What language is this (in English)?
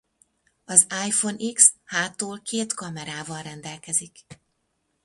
Hungarian